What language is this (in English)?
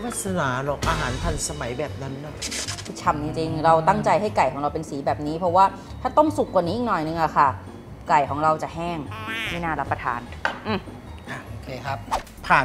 Thai